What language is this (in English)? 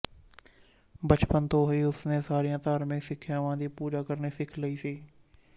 Punjabi